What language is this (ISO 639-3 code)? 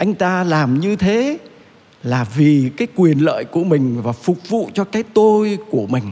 vie